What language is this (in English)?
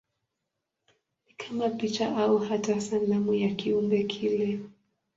Swahili